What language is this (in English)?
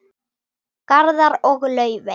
Icelandic